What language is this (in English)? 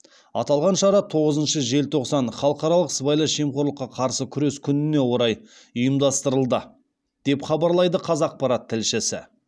Kazakh